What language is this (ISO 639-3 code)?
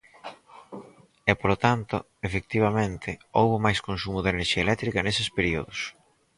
glg